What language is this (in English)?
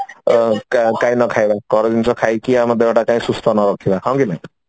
Odia